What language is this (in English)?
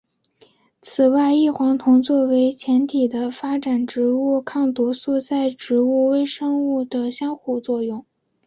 Chinese